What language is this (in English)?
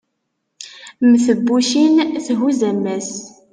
Kabyle